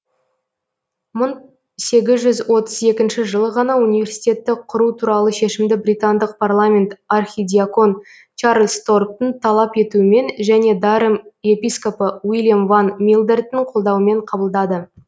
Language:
Kazakh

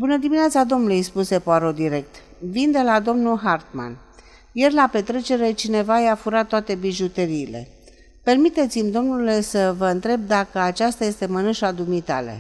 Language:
Romanian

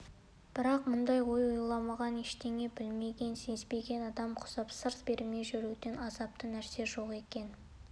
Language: Kazakh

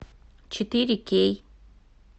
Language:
Russian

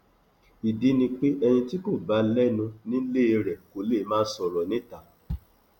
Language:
Yoruba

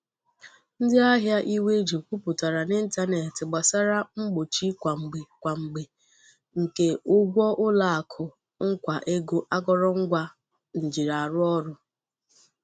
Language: Igbo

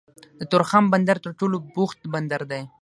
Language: Pashto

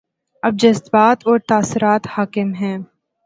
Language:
Urdu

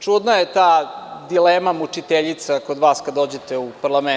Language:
Serbian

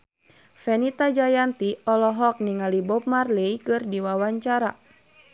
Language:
Sundanese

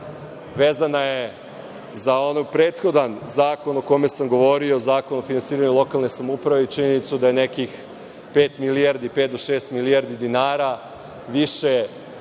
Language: Serbian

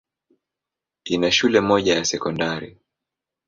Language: Swahili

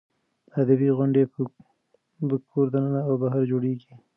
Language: Pashto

